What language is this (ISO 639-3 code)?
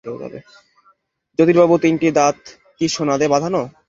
ben